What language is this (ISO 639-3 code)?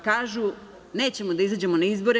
srp